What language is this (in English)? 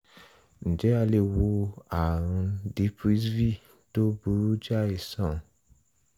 Yoruba